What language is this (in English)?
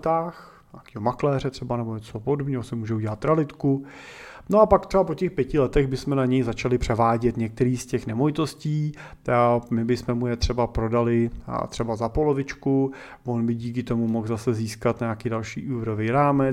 Czech